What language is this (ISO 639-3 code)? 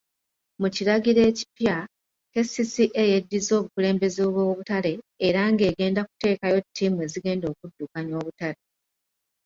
lug